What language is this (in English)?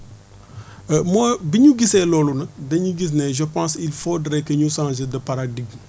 Wolof